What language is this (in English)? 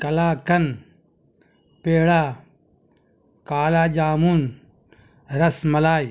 Urdu